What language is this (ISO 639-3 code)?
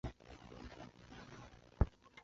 zho